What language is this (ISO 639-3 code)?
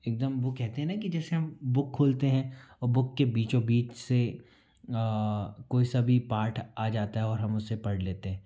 hin